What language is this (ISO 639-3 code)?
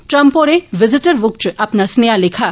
doi